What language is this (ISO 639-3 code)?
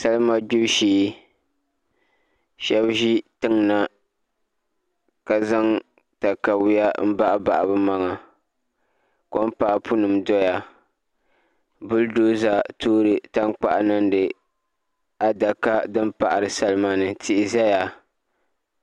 dag